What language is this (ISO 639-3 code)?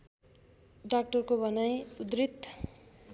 nep